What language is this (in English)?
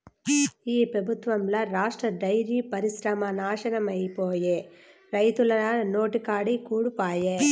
Telugu